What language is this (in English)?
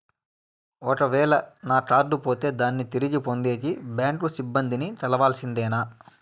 Telugu